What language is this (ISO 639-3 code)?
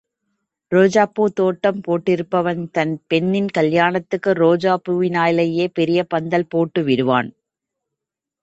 tam